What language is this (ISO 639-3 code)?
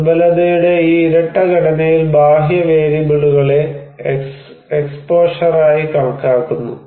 mal